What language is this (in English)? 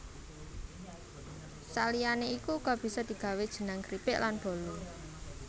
Javanese